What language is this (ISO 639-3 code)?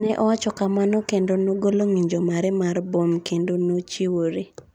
luo